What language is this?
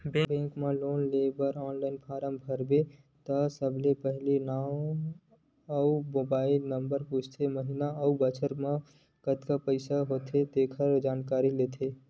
Chhattisgarhi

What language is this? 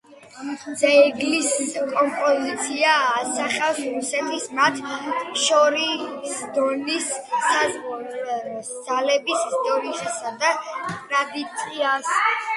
Georgian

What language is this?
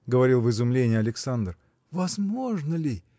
Russian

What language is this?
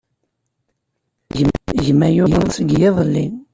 Kabyle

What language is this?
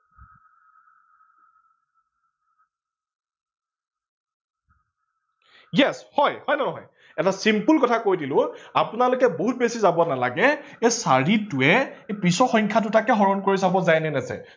Assamese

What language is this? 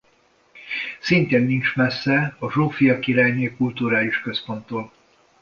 Hungarian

